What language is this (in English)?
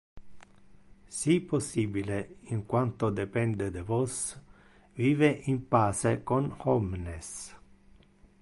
Interlingua